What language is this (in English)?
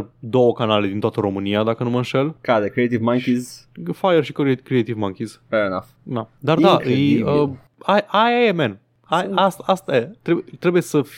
Romanian